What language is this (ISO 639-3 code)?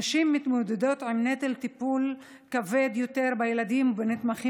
heb